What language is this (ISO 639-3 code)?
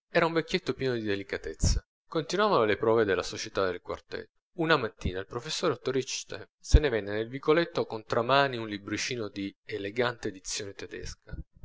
ita